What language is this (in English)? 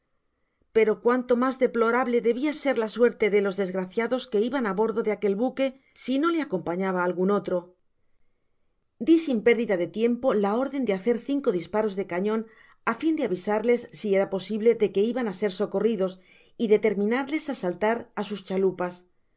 Spanish